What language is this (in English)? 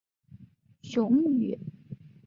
Chinese